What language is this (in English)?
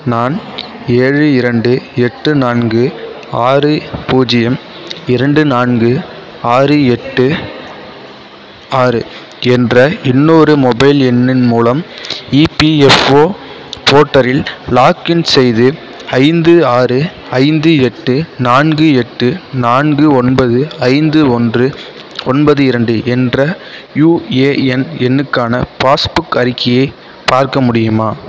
Tamil